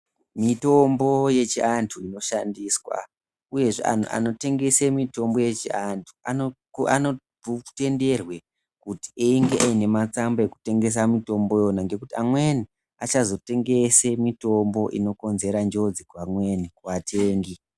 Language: Ndau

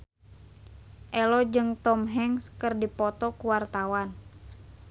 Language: Sundanese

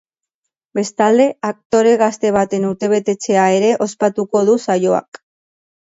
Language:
Basque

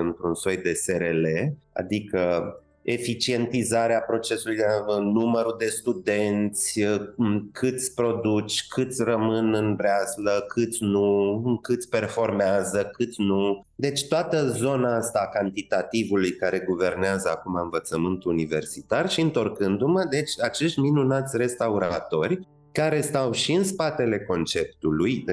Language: Romanian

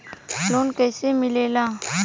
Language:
Bhojpuri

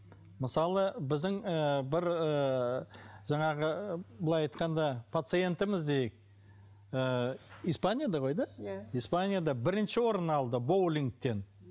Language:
Kazakh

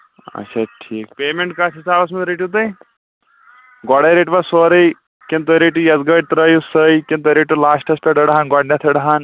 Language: Kashmiri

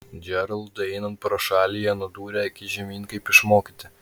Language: Lithuanian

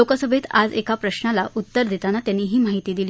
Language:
Marathi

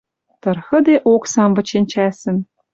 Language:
Western Mari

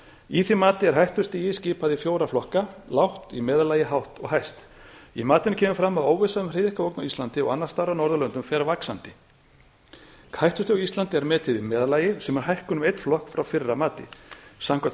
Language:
Icelandic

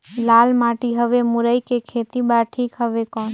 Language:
Chhattisgarhi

